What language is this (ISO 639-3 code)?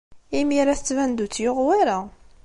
kab